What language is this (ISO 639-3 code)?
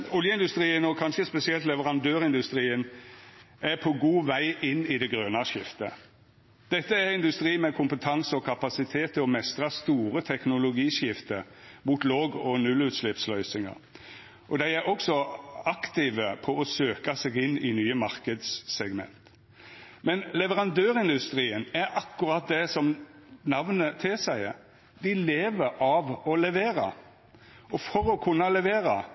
nno